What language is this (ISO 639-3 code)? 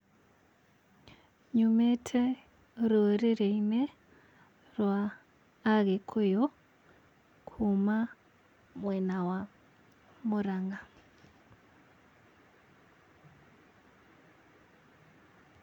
kik